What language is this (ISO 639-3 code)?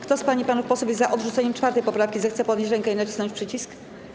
pol